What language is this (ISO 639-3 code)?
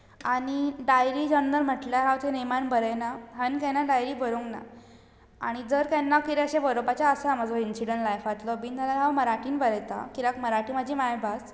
kok